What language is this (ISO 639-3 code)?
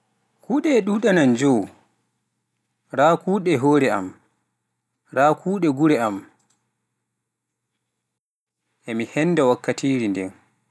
fuf